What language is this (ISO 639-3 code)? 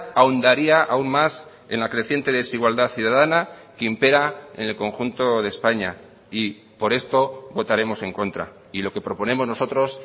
spa